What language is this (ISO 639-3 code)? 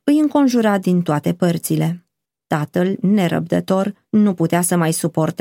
ron